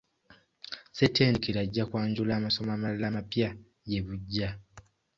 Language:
Ganda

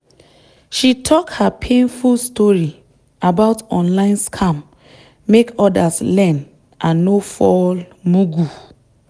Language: Nigerian Pidgin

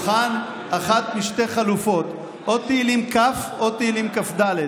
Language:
Hebrew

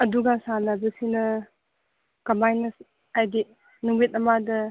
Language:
Manipuri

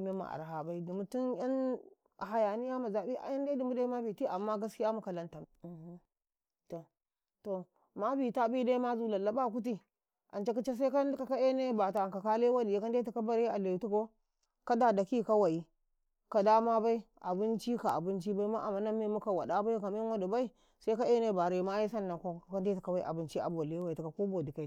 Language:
Karekare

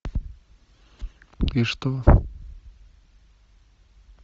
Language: Russian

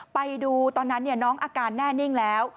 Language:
Thai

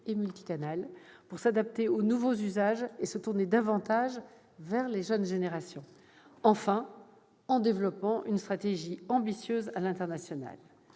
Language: French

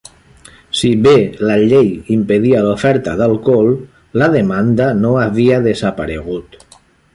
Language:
Catalan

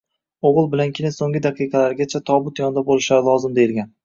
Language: Uzbek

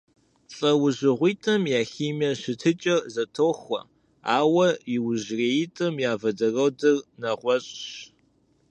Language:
Kabardian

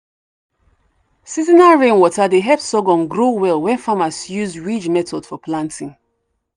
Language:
Nigerian Pidgin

